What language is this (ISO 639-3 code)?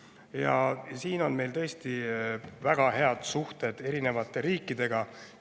est